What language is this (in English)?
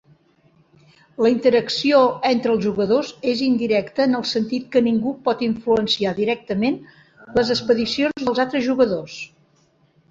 Catalan